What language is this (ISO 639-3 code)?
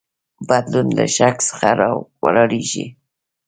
pus